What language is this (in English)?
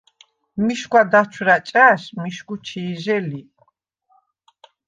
Svan